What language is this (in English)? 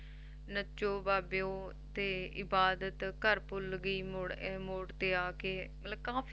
Punjabi